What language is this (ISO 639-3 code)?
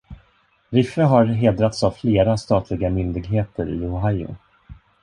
swe